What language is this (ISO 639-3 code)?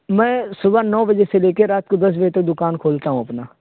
urd